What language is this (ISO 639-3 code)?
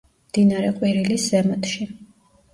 kat